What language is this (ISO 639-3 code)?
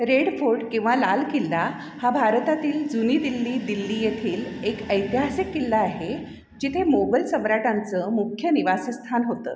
mar